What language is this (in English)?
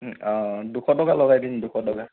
Assamese